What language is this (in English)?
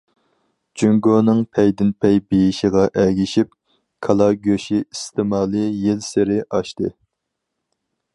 Uyghur